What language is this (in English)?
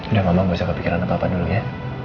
Indonesian